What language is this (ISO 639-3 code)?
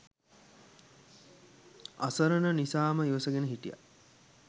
sin